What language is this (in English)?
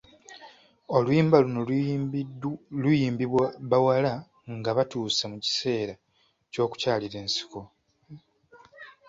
Ganda